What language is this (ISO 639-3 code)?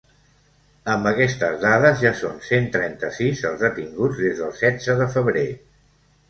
cat